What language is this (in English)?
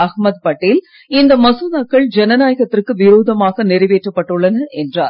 Tamil